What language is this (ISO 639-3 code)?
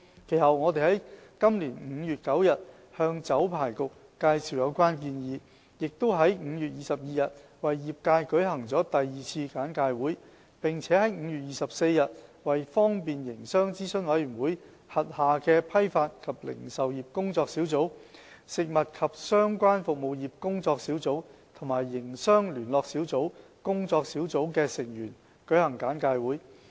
yue